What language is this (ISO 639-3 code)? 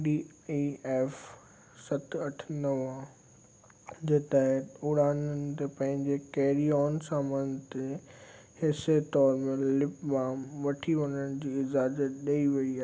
snd